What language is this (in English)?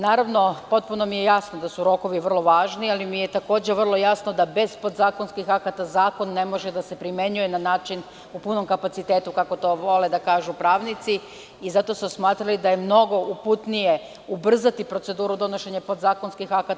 Serbian